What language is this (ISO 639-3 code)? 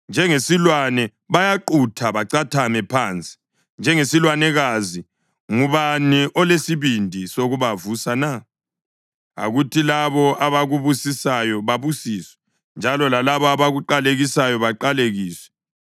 nde